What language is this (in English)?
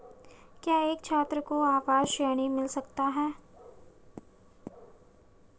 Hindi